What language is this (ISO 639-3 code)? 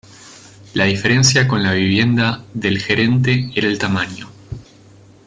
spa